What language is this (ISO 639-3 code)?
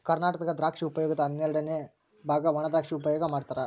kan